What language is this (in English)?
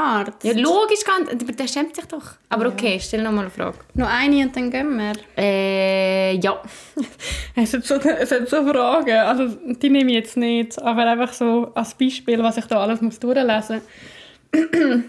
German